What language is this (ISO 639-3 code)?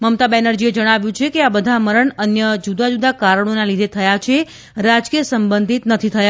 guj